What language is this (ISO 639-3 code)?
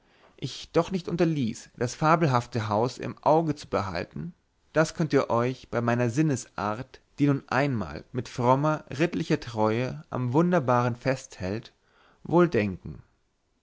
deu